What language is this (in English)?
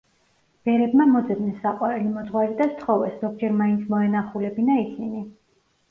Georgian